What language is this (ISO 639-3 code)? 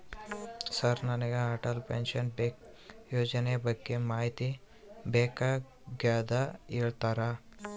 kan